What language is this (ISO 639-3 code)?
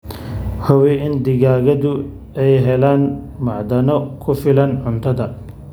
som